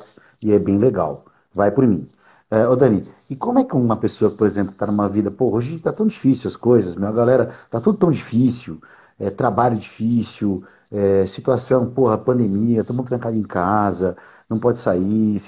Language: Portuguese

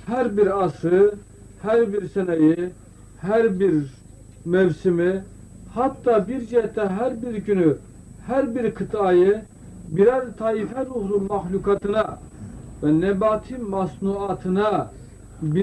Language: Turkish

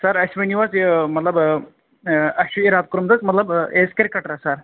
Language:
Kashmiri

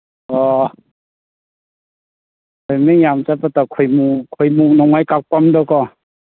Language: Manipuri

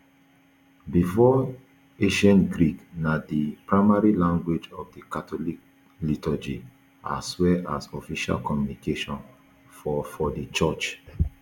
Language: Nigerian Pidgin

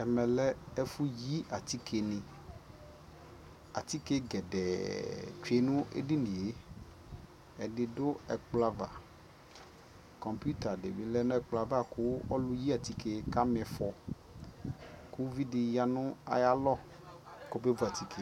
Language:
Ikposo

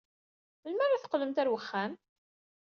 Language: Kabyle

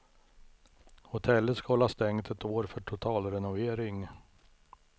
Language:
Swedish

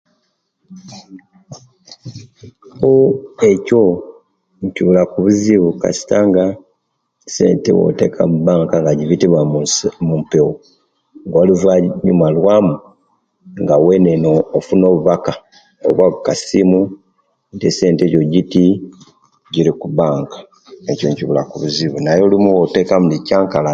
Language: Kenyi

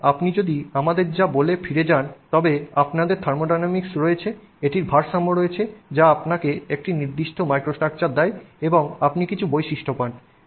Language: Bangla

